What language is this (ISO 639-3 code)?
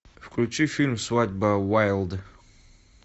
rus